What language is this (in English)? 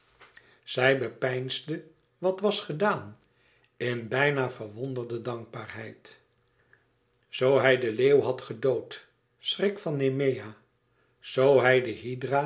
Dutch